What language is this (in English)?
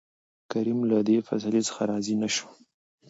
Pashto